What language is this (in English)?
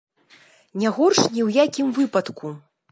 Belarusian